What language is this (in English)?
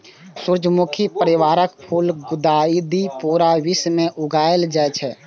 Maithili